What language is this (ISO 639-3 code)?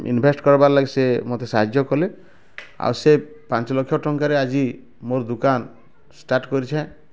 ori